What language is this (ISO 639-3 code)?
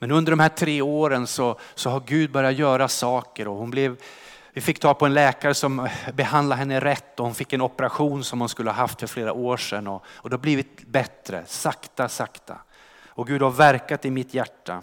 swe